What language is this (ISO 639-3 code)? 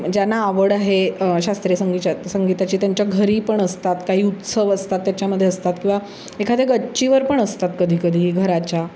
mar